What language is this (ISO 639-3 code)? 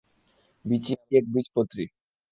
ben